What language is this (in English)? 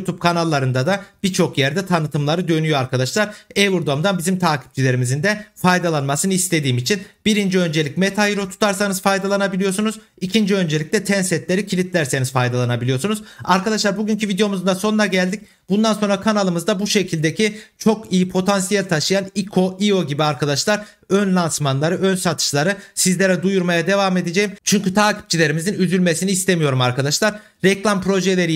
Turkish